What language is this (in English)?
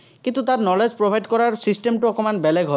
Assamese